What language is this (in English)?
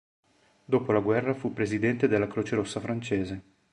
Italian